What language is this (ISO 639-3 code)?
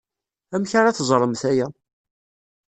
kab